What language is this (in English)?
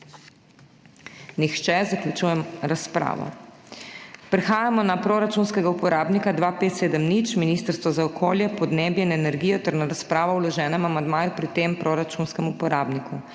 Slovenian